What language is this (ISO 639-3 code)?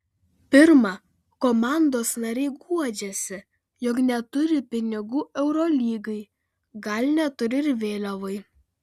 lit